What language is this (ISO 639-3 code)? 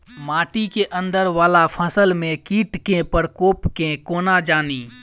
mai